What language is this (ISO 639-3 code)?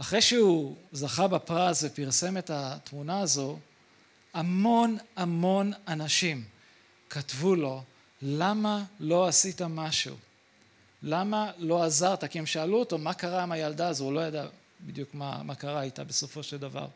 heb